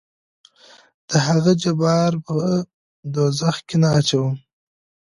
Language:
Pashto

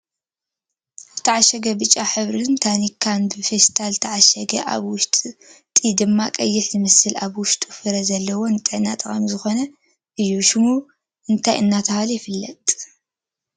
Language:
Tigrinya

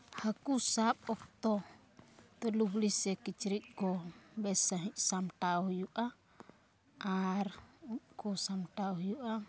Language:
Santali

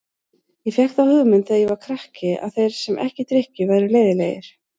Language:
Icelandic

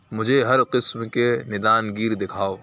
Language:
Urdu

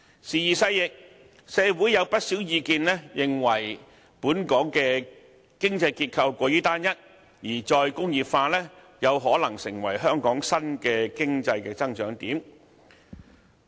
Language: Cantonese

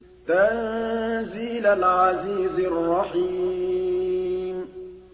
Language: Arabic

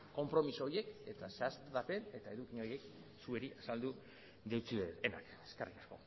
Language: Basque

